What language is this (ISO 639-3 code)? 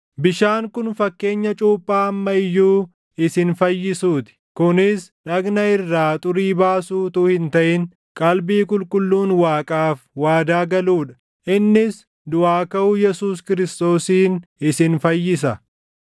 orm